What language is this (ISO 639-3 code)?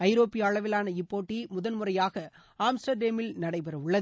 tam